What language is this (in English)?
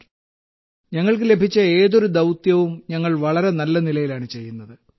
Malayalam